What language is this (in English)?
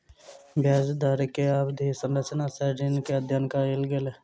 Maithili